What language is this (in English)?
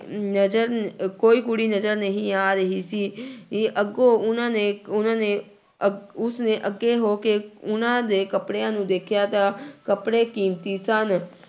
Punjabi